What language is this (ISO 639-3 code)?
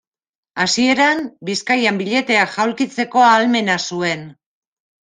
eus